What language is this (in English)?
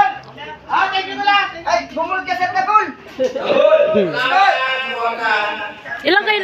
Indonesian